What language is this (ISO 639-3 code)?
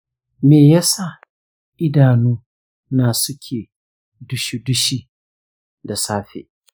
hau